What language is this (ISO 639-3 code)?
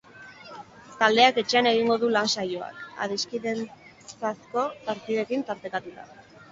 eus